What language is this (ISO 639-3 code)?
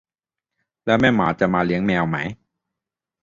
tha